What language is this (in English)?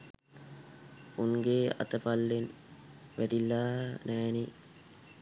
Sinhala